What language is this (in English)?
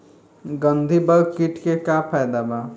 Bhojpuri